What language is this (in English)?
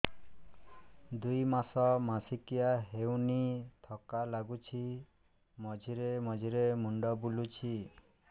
Odia